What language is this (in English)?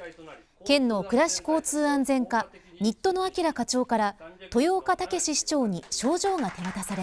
Japanese